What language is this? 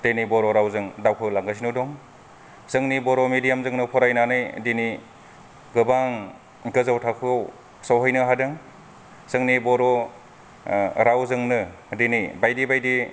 Bodo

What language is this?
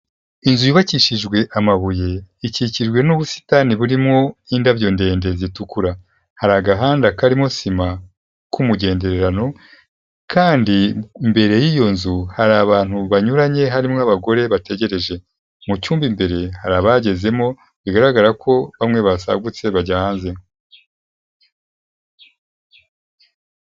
Kinyarwanda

